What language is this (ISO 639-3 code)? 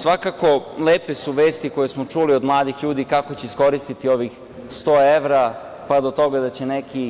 srp